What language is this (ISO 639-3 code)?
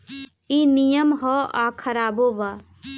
bho